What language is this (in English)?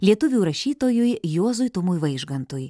Lithuanian